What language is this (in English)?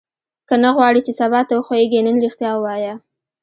Pashto